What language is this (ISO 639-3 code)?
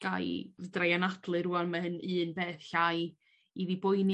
cym